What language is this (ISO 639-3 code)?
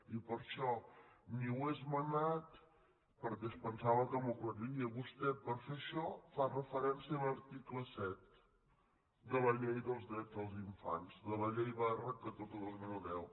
cat